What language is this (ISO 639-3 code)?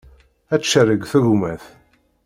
kab